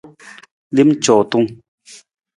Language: Nawdm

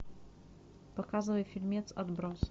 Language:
Russian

